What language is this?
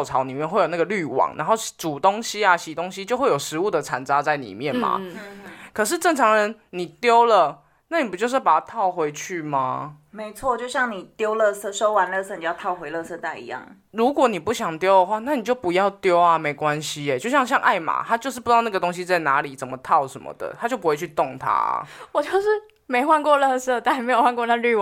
Chinese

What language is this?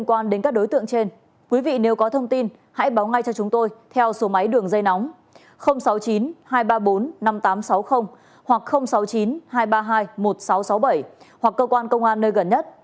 Vietnamese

